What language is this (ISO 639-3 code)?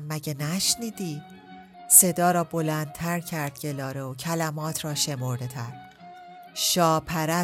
fas